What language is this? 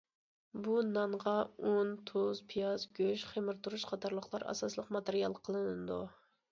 Uyghur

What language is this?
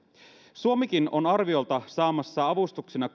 Finnish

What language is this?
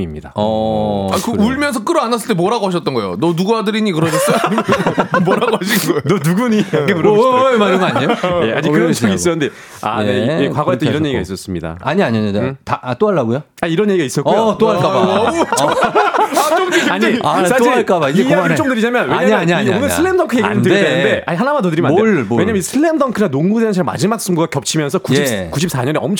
Korean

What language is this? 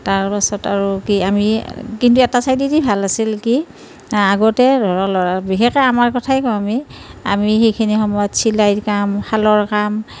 Assamese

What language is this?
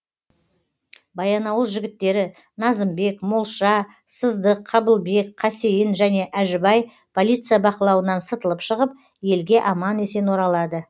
Kazakh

